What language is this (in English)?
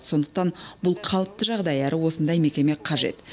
Kazakh